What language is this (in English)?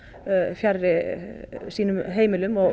Icelandic